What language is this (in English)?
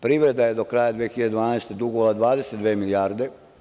Serbian